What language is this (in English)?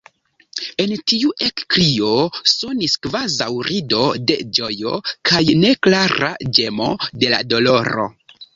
Esperanto